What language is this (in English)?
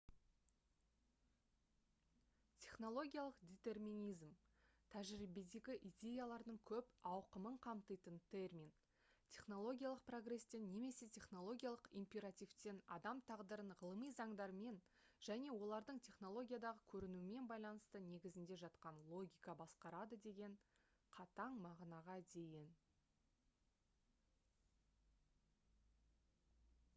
Kazakh